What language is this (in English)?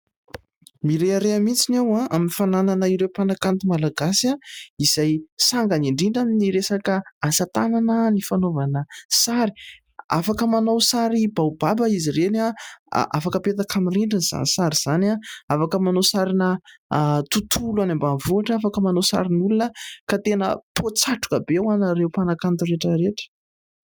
Malagasy